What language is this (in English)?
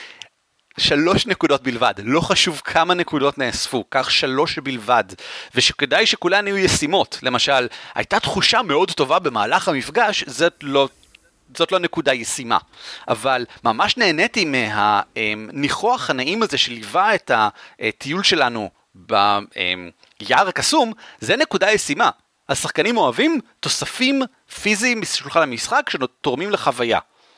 Hebrew